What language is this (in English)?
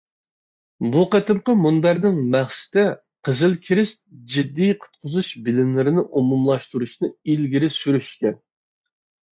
Uyghur